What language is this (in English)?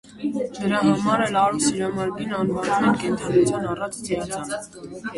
Armenian